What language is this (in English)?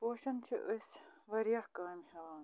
Kashmiri